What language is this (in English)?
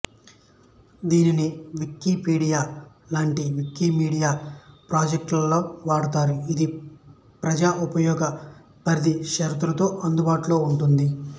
Telugu